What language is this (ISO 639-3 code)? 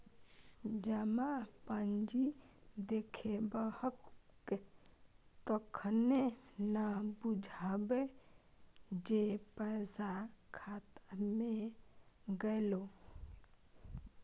mai